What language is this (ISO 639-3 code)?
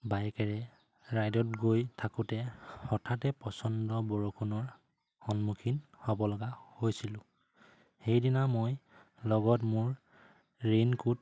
asm